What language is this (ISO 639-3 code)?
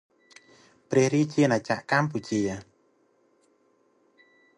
khm